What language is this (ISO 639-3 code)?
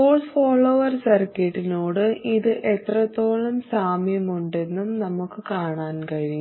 mal